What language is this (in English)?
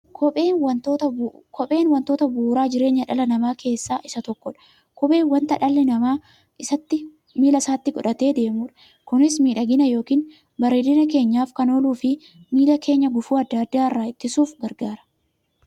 Oromo